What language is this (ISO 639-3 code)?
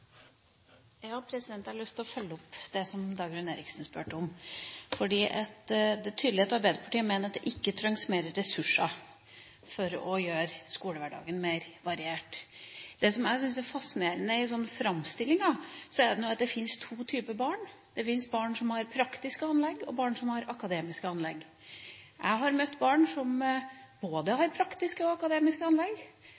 nob